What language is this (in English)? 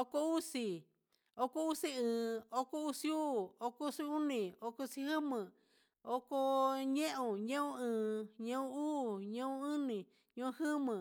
Huitepec Mixtec